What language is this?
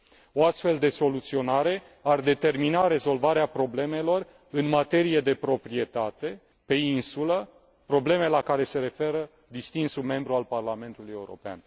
Romanian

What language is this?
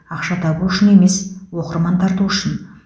Kazakh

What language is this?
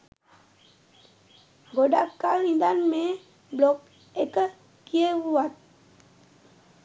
Sinhala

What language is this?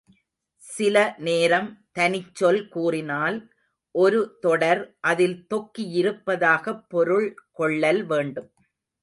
Tamil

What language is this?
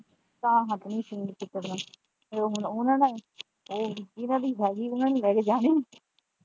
Punjabi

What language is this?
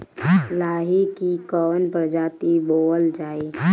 Bhojpuri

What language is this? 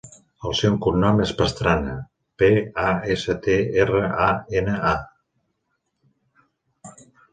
Catalan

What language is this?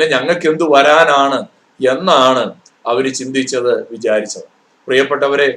Malayalam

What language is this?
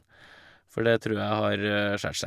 Norwegian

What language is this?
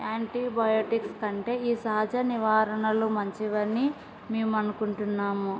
Telugu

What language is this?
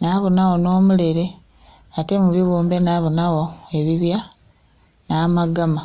Soga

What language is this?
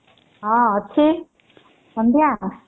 Odia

